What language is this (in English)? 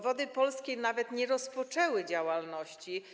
Polish